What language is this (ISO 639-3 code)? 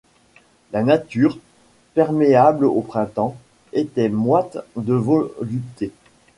fra